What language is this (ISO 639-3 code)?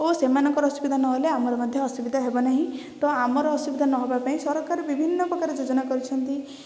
ori